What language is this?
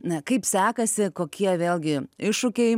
Lithuanian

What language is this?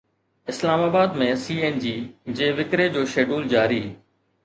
Sindhi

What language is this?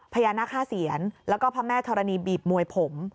Thai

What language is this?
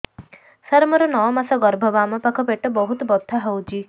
Odia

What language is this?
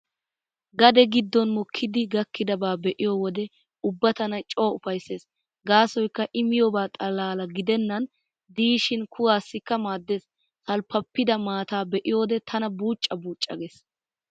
Wolaytta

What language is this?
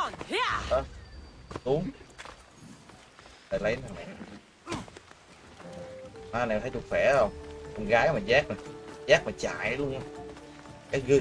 Vietnamese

